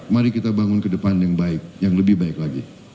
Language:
Indonesian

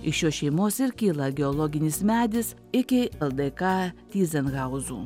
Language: Lithuanian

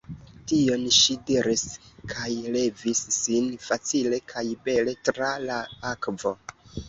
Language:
Esperanto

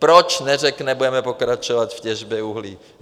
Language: Czech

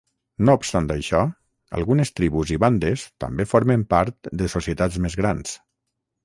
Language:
Catalan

